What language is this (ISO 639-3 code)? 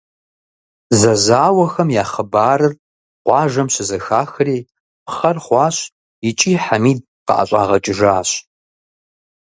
kbd